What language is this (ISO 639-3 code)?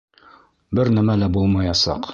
bak